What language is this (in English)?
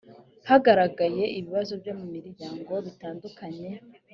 Kinyarwanda